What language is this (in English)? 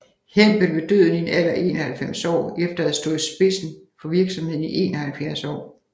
Danish